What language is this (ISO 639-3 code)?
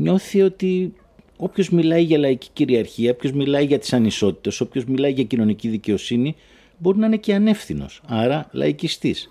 ell